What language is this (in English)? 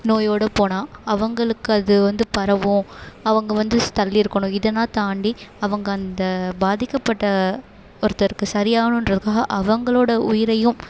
Tamil